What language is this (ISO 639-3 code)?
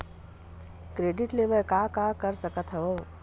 hne